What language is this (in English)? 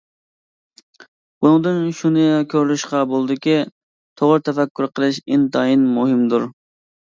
Uyghur